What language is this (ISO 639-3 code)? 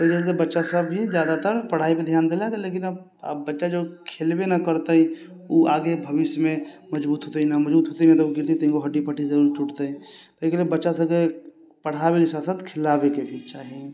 mai